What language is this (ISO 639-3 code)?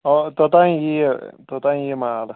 kas